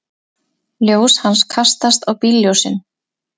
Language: Icelandic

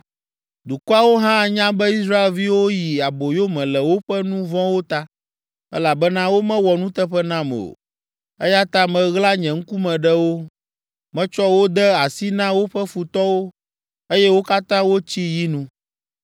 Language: Ewe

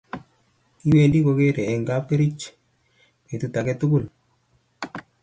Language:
Kalenjin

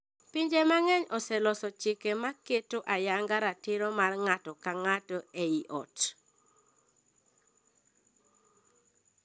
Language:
Luo (Kenya and Tanzania)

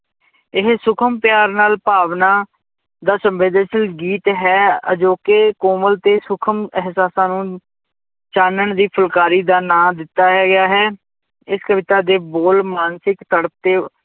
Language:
Punjabi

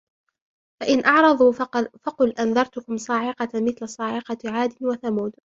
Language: Arabic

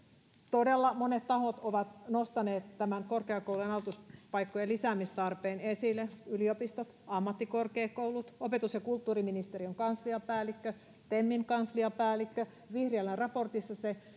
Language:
Finnish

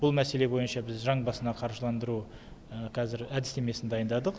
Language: Kazakh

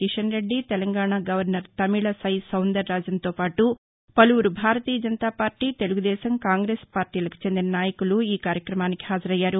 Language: Telugu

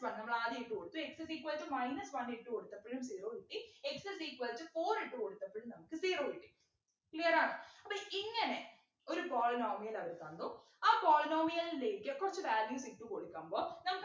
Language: Malayalam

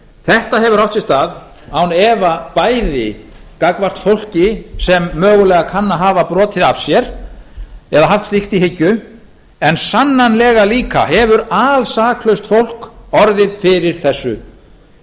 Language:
Icelandic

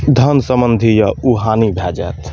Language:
Maithili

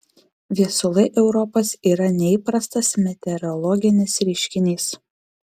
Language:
Lithuanian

